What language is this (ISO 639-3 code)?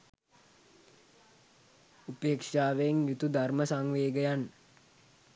sin